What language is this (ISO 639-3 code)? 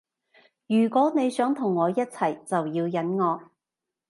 yue